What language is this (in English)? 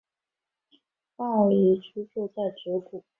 Chinese